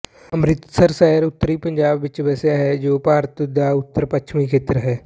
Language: Punjabi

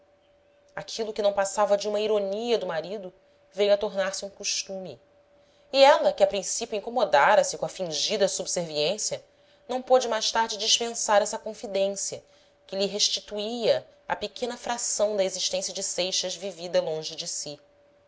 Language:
Portuguese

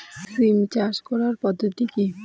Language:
Bangla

